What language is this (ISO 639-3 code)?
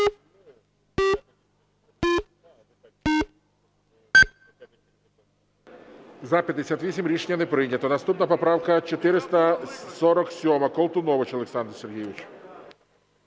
ukr